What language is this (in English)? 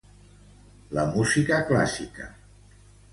Catalan